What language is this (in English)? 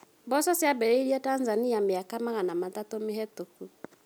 Kikuyu